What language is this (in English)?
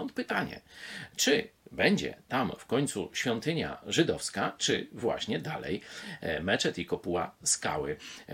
Polish